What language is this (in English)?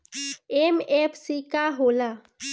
Bhojpuri